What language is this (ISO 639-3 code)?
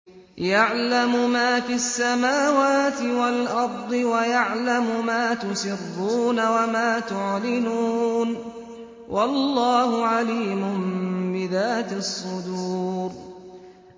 ara